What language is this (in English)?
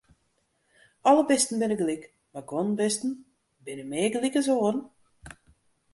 Western Frisian